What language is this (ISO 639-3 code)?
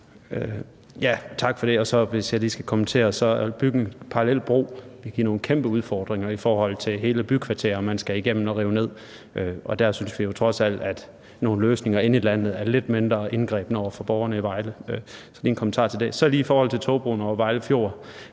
dan